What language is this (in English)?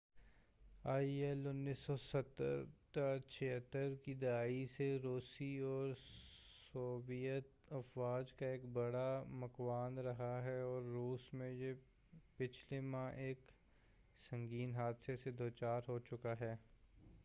Urdu